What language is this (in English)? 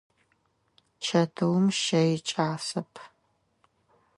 Adyghe